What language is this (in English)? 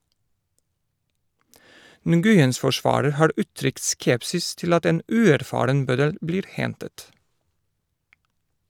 Norwegian